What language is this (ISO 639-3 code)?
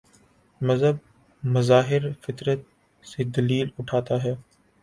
urd